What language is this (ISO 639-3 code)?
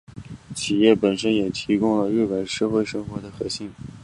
zho